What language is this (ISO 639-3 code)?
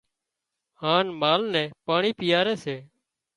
kxp